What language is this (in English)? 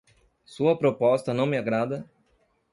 Portuguese